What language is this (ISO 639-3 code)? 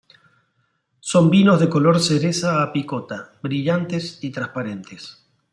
spa